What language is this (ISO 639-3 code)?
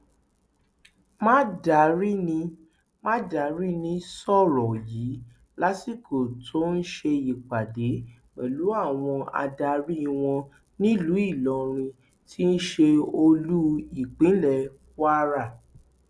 yor